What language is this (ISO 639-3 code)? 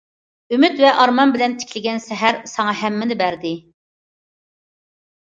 uig